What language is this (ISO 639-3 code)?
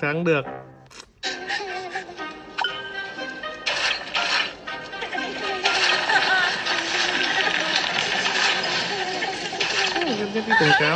vie